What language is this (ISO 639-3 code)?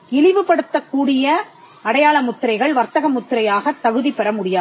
tam